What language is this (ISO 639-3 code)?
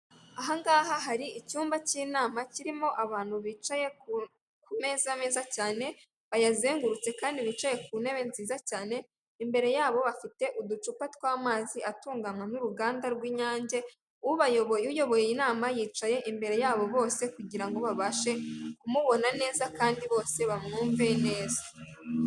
kin